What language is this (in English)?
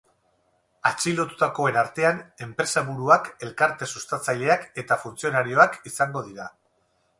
Basque